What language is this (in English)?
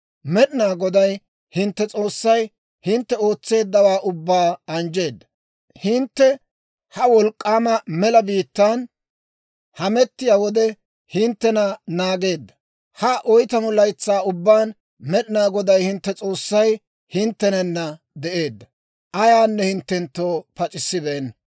Dawro